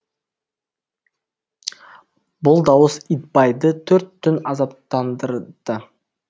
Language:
Kazakh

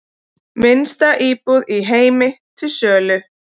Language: Icelandic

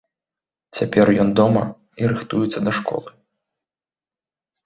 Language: Belarusian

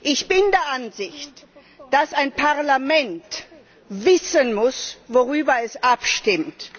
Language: German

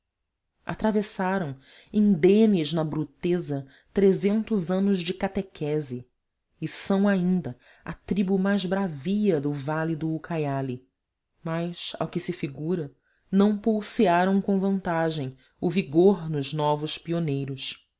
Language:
Portuguese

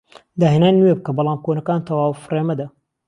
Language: Central Kurdish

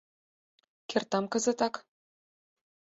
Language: Mari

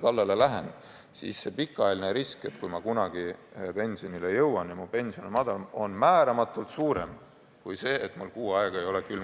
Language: Estonian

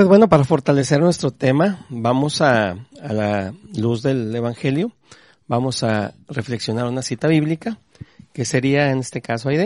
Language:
Spanish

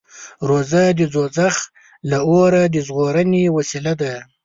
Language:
Pashto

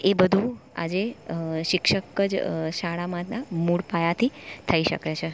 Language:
Gujarati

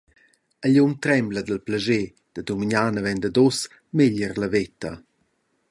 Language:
Romansh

